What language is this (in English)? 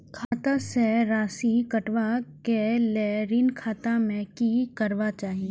Maithili